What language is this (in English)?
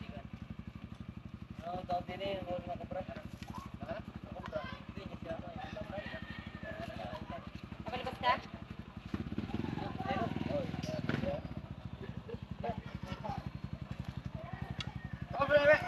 Filipino